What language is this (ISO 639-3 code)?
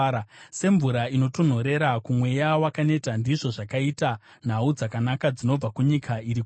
sna